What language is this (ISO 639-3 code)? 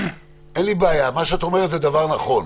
heb